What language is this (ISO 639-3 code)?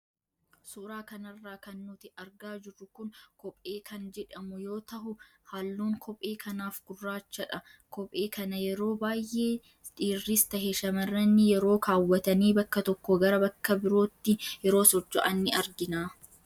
orm